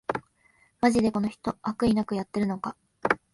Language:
Japanese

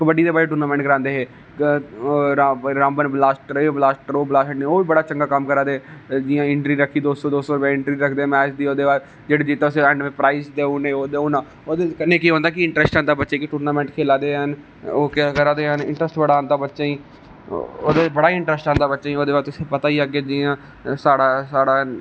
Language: Dogri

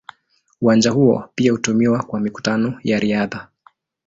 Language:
Swahili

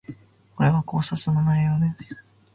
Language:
Japanese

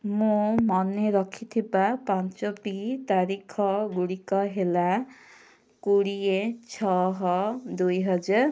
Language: Odia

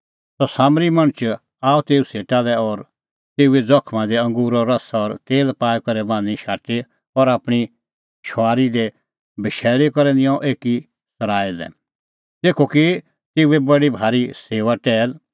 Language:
Kullu Pahari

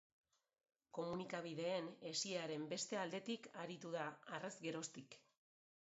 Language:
Basque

